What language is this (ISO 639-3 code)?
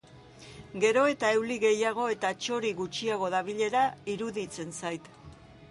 eus